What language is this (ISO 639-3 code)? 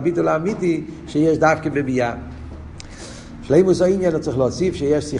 heb